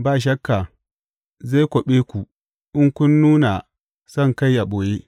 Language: Hausa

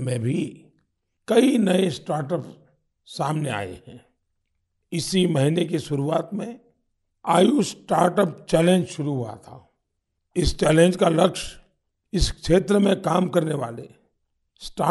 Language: Hindi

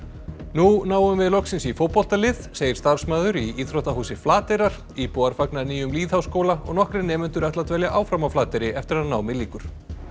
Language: Icelandic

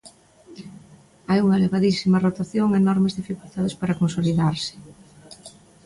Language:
Galician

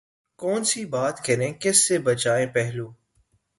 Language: Urdu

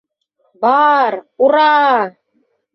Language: Bashkir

